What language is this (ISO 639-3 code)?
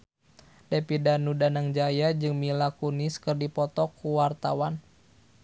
sun